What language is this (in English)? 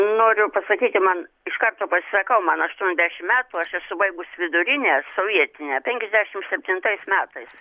Lithuanian